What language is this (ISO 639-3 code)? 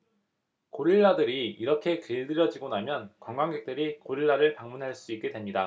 kor